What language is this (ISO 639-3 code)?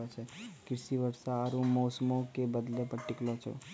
mai